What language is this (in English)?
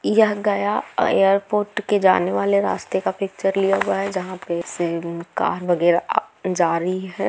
Magahi